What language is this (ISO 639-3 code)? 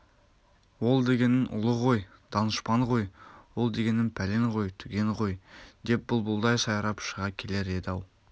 kaz